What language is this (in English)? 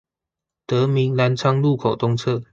Chinese